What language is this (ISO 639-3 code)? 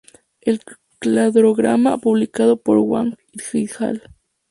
spa